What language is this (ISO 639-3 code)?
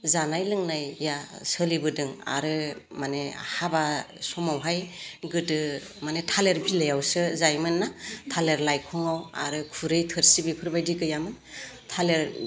brx